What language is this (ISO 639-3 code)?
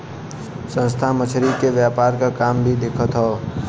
bho